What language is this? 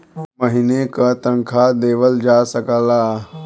Bhojpuri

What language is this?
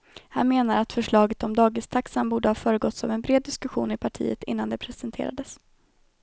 Swedish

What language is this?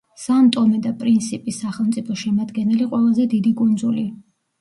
Georgian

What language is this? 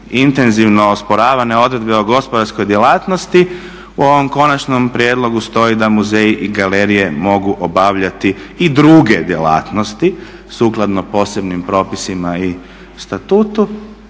Croatian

